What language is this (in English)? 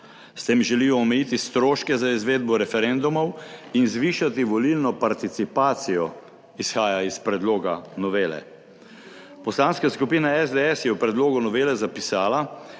Slovenian